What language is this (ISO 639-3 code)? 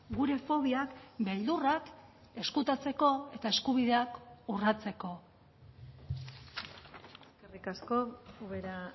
eus